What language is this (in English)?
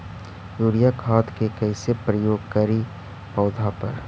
Magahi